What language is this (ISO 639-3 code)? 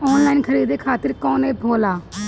bho